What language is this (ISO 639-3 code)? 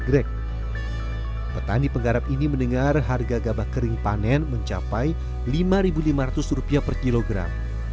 ind